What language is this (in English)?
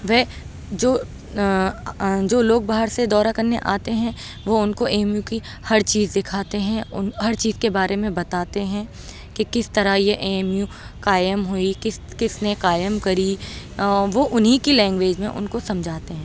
Urdu